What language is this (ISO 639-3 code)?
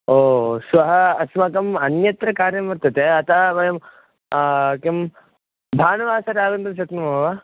san